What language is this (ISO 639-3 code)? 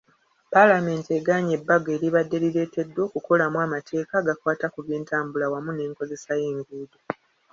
lug